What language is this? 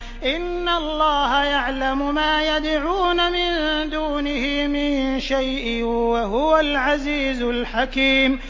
Arabic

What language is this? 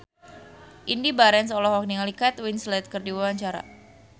Sundanese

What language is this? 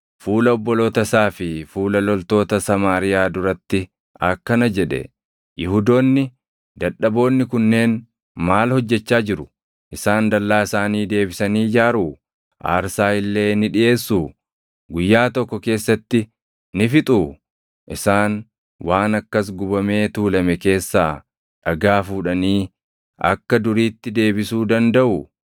Oromo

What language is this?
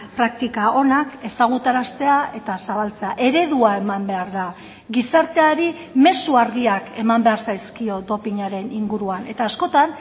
Basque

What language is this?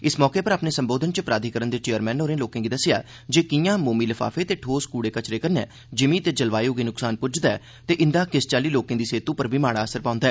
Dogri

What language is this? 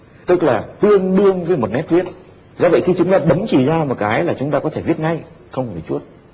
Vietnamese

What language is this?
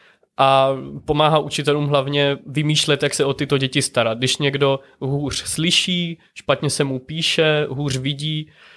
Czech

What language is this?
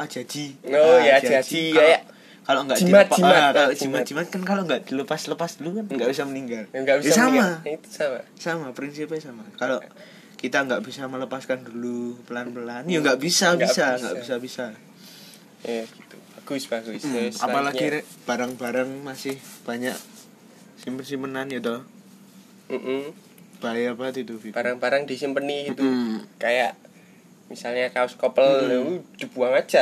Indonesian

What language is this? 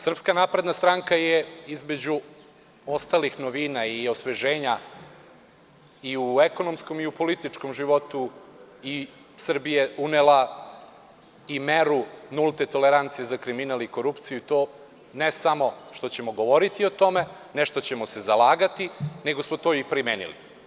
Serbian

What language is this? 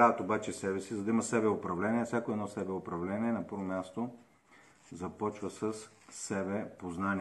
Bulgarian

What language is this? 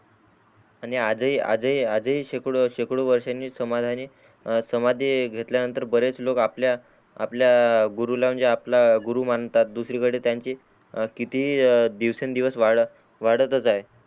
Marathi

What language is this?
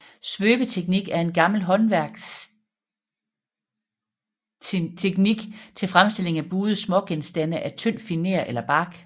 Danish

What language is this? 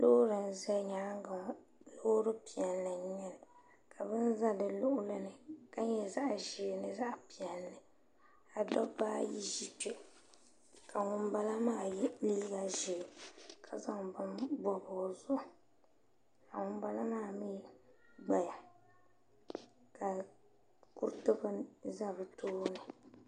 Dagbani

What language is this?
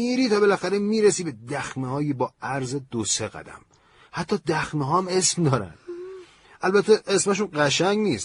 Persian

